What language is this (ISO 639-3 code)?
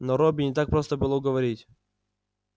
rus